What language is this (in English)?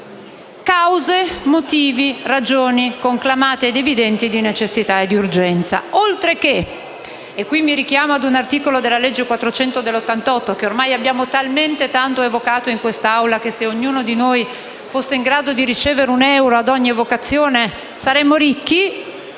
Italian